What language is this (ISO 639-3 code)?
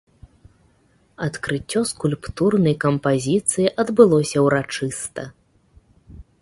bel